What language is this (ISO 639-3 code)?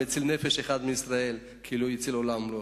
heb